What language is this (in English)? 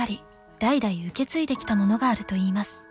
Japanese